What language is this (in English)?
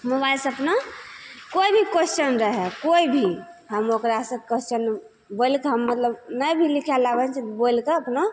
Maithili